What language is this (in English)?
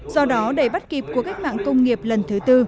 Vietnamese